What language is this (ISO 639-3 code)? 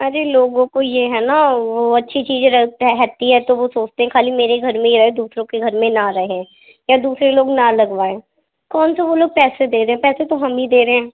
urd